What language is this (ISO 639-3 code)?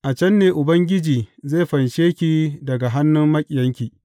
hau